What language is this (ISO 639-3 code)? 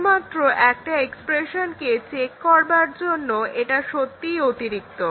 ben